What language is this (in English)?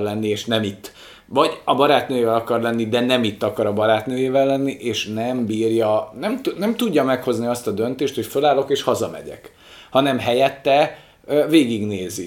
Hungarian